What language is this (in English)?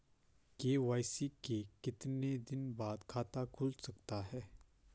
Hindi